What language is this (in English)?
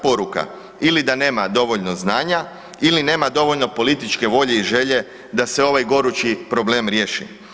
Croatian